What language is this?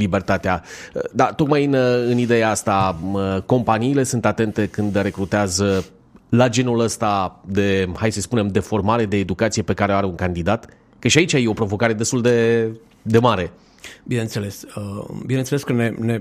Romanian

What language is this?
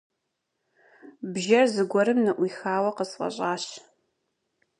Kabardian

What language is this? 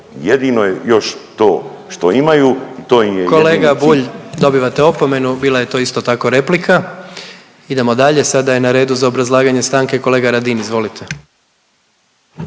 Croatian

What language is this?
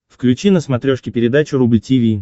Russian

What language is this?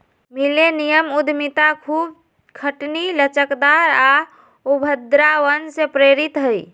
Magahi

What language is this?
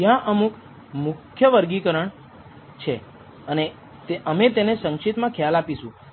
Gujarati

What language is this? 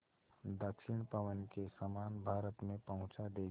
Hindi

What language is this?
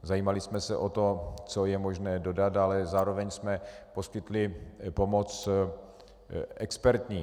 Czech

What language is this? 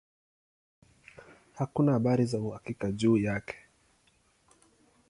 Swahili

